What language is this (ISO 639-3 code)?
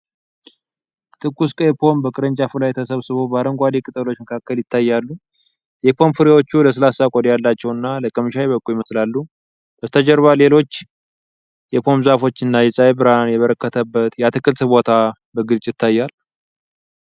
amh